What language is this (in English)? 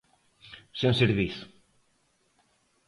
Galician